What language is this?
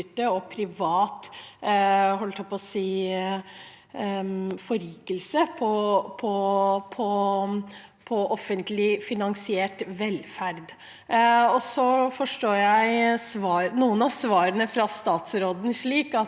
Norwegian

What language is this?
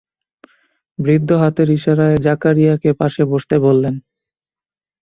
Bangla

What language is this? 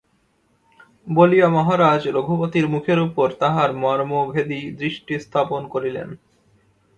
Bangla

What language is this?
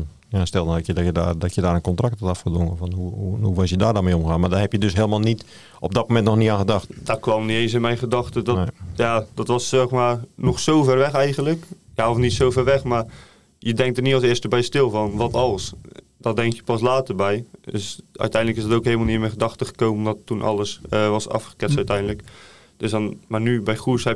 Dutch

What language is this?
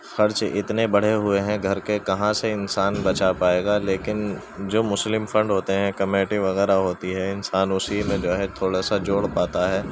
Urdu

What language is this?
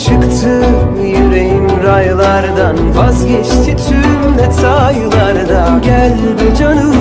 Turkish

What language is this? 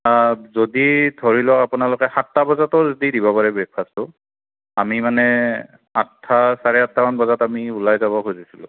Assamese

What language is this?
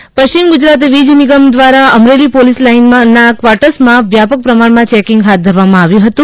Gujarati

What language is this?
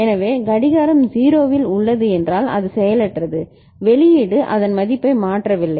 Tamil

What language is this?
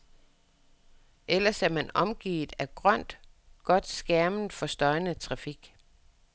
Danish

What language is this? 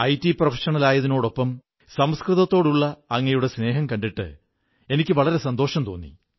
Malayalam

